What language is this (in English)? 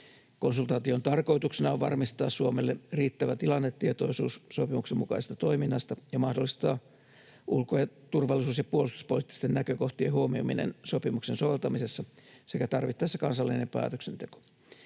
Finnish